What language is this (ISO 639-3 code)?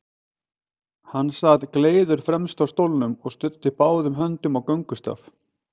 isl